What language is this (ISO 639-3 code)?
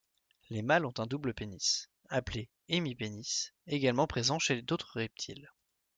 fra